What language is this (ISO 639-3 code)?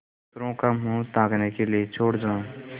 hin